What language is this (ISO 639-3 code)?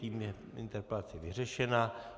ces